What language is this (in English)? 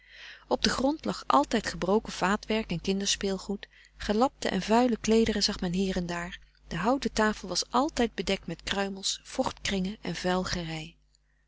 Dutch